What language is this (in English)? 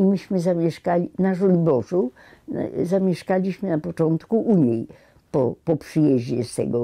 Polish